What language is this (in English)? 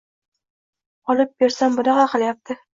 Uzbek